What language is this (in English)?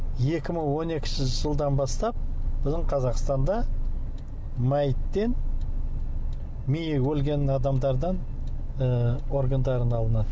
Kazakh